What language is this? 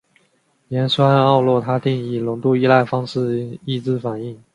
Chinese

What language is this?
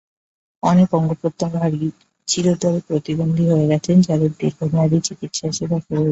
Bangla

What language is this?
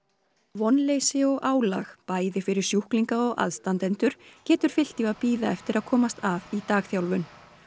Icelandic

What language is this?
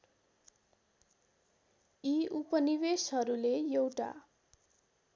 Nepali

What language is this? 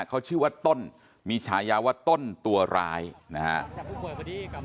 Thai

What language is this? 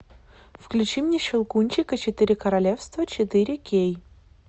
Russian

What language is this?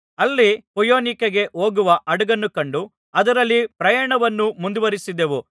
Kannada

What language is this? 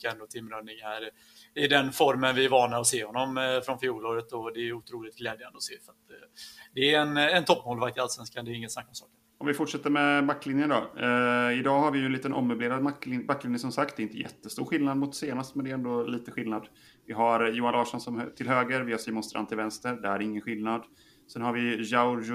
Swedish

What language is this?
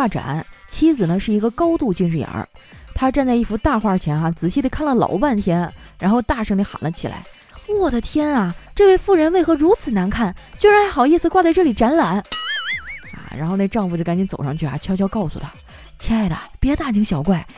Chinese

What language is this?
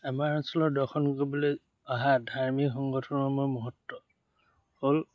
Assamese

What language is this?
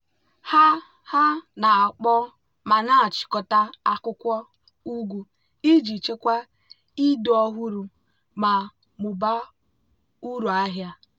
Igbo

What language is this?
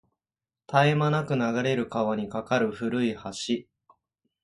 Japanese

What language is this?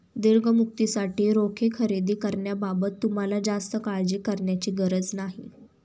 Marathi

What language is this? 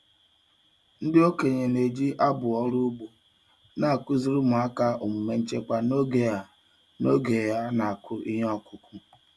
Igbo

